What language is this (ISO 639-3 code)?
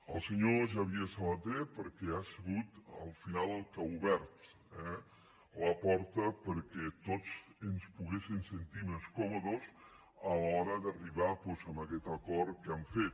cat